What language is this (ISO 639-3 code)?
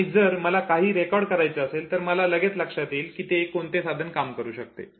mar